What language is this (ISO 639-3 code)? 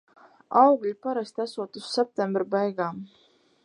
lav